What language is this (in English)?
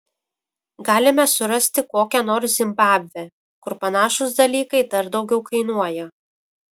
Lithuanian